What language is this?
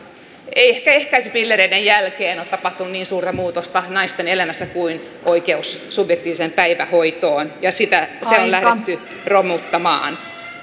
Finnish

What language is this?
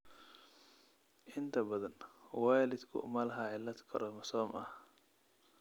Somali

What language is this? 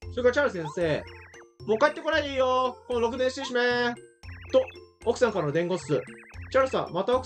Japanese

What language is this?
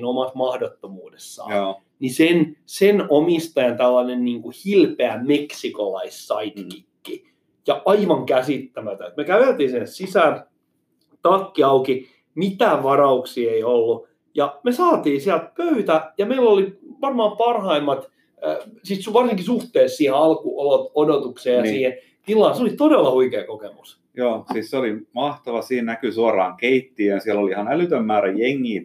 Finnish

